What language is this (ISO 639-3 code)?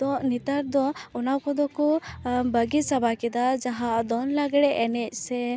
sat